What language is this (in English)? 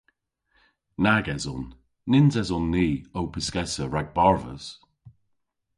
Cornish